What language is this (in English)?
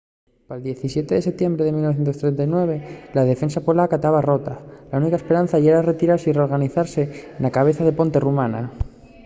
Asturian